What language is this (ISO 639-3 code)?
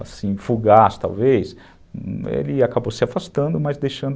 por